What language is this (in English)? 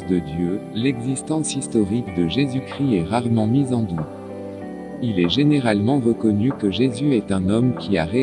French